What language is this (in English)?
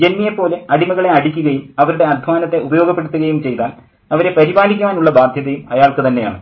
Malayalam